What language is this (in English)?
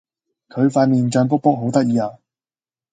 Cantonese